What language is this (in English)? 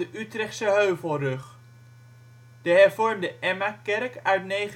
Dutch